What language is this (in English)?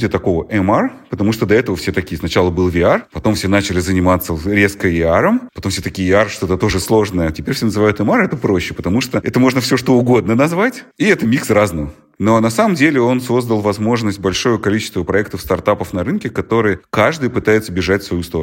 Russian